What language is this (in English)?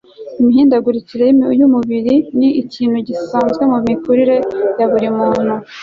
Kinyarwanda